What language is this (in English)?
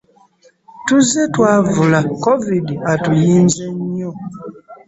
Ganda